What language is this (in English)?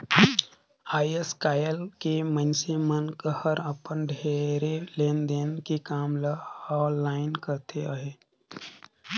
Chhattisgarhi